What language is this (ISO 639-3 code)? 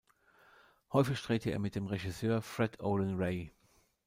deu